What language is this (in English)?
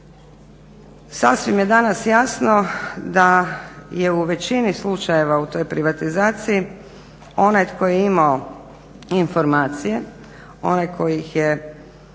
Croatian